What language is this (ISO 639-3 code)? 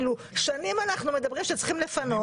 heb